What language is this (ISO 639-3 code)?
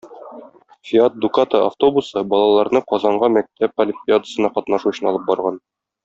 tat